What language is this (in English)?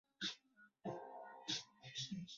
Chinese